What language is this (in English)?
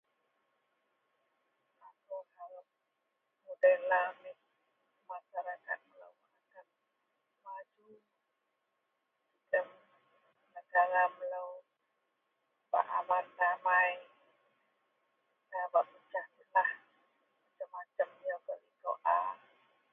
Central Melanau